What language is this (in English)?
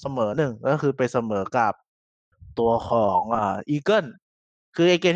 Thai